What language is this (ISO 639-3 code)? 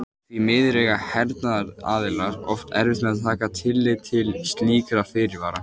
isl